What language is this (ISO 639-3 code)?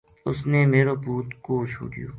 gju